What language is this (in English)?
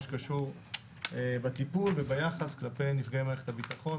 Hebrew